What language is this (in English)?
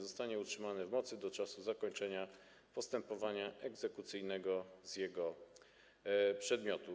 Polish